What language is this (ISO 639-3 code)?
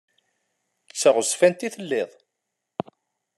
kab